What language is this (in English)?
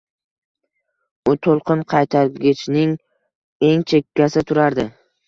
Uzbek